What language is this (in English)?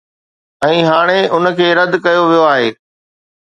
Sindhi